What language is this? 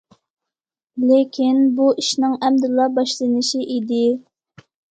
Uyghur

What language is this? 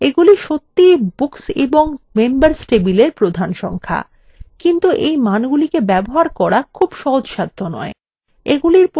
Bangla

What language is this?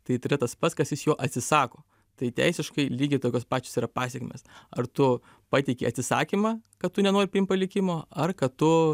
Lithuanian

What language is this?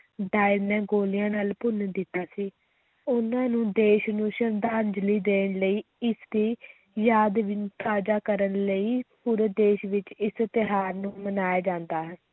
Punjabi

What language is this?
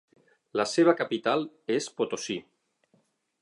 Catalan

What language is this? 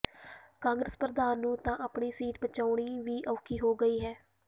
Punjabi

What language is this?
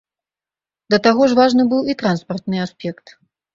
Belarusian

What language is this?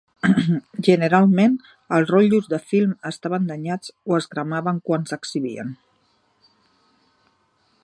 Catalan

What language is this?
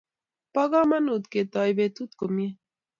Kalenjin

